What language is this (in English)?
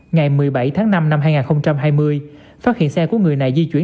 Vietnamese